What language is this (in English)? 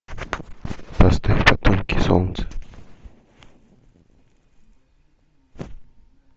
Russian